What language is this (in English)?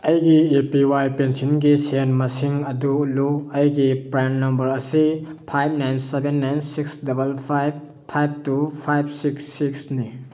Manipuri